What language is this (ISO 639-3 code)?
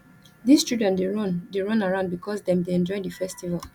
pcm